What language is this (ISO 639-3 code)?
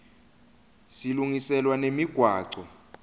ssw